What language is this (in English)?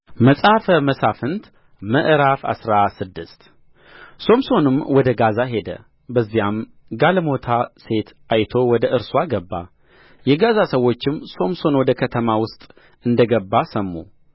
Amharic